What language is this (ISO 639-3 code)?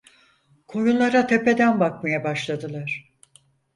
tur